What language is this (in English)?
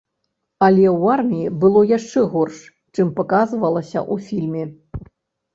Belarusian